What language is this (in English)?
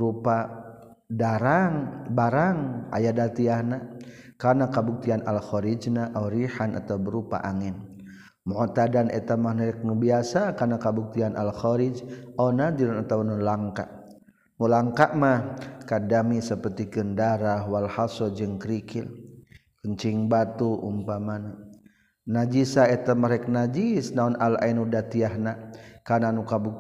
Malay